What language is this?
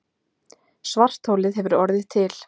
Icelandic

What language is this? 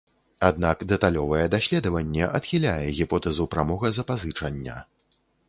Belarusian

